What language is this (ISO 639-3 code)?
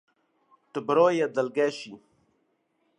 kur